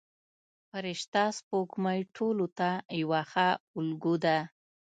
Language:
Pashto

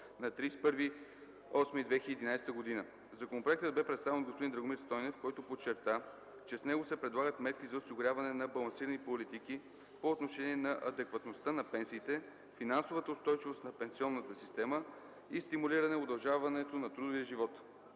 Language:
Bulgarian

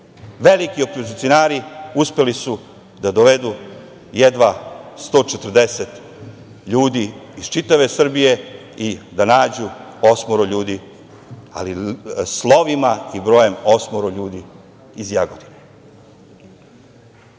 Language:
Serbian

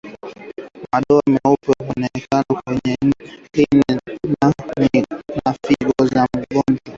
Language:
Swahili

